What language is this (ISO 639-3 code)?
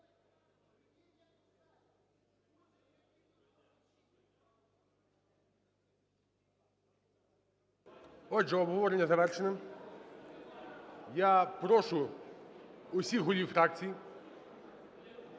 ukr